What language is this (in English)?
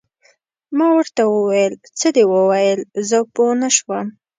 Pashto